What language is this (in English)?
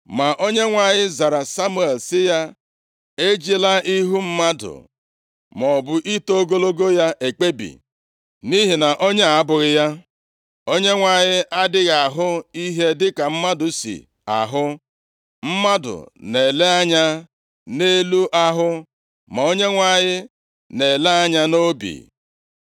Igbo